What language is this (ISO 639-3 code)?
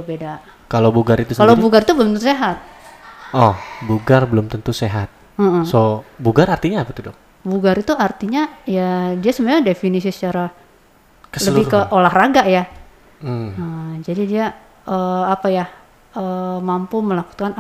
ind